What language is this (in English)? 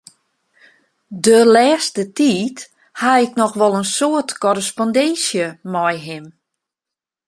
Western Frisian